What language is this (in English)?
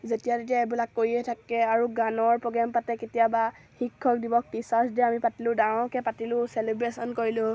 Assamese